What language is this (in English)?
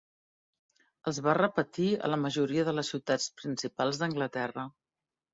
Catalan